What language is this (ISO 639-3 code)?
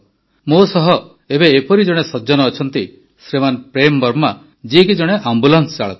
ori